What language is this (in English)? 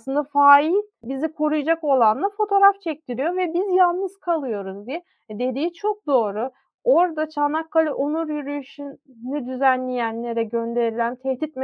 Turkish